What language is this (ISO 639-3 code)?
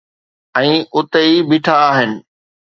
snd